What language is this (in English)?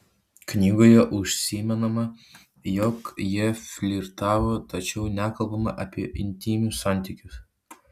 Lithuanian